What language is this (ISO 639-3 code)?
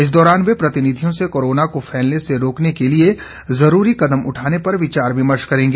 hin